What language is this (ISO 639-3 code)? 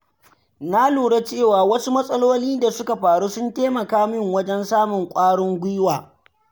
hau